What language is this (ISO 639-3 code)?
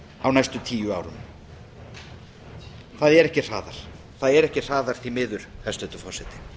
isl